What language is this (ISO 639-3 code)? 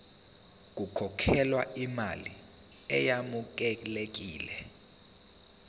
zul